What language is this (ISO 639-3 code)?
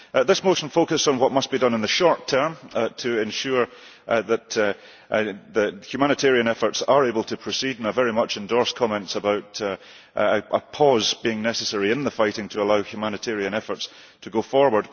eng